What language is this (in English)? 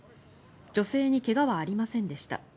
Japanese